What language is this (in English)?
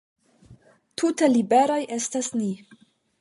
Esperanto